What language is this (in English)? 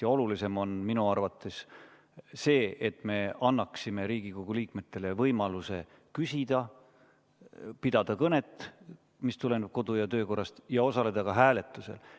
Estonian